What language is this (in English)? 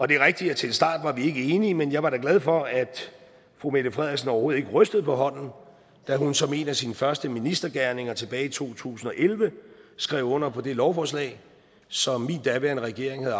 Danish